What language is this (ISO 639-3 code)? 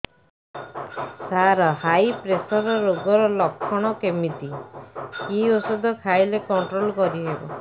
ori